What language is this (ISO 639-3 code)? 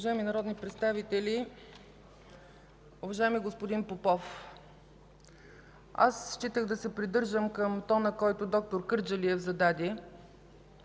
bul